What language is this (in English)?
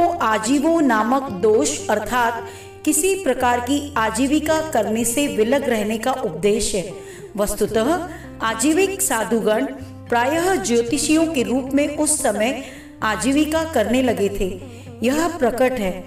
Hindi